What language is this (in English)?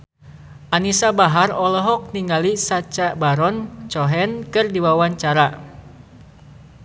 Sundanese